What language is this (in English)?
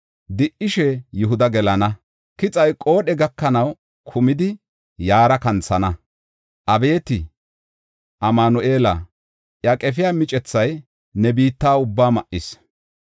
Gofa